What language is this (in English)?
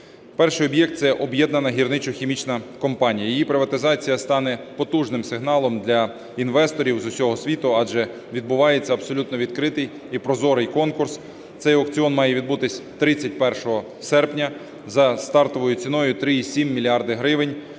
Ukrainian